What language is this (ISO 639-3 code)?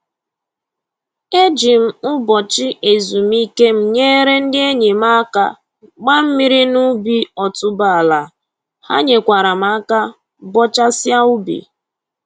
ibo